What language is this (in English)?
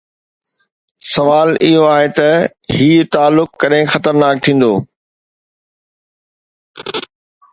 Sindhi